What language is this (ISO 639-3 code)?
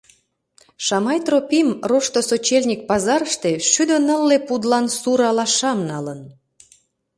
chm